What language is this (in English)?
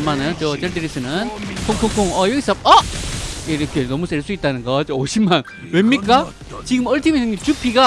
Korean